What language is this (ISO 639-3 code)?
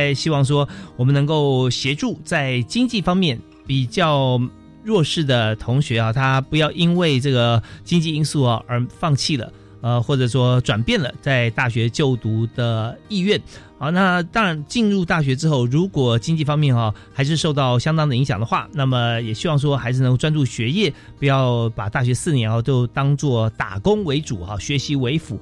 zho